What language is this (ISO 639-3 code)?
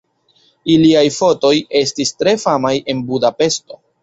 epo